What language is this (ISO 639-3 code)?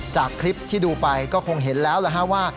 tha